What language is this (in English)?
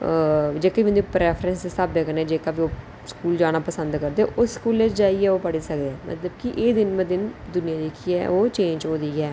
Dogri